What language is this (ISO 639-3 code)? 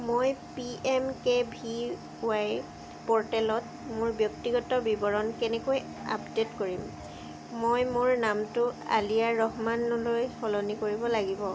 asm